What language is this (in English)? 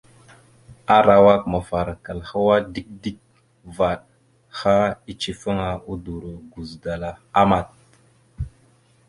Mada (Cameroon)